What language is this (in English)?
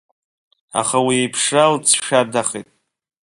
Abkhazian